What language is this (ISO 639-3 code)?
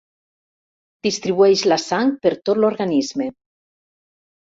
cat